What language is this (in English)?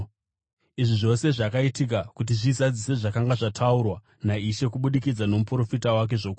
Shona